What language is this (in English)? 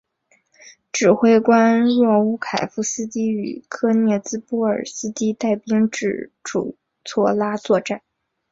Chinese